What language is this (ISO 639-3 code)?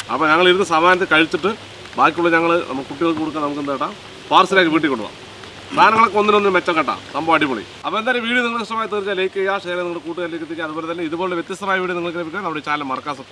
mal